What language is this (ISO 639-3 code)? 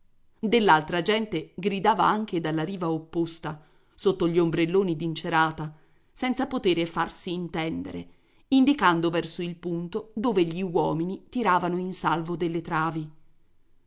ita